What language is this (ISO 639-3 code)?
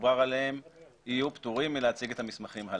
heb